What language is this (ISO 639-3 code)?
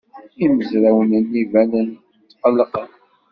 kab